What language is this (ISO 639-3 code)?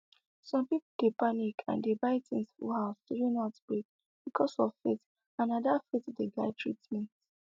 pcm